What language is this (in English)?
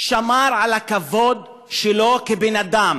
Hebrew